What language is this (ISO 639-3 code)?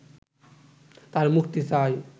ben